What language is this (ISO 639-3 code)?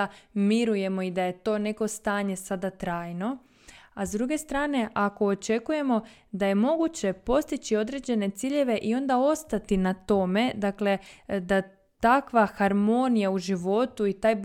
hrv